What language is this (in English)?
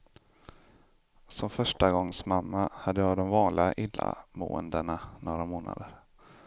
Swedish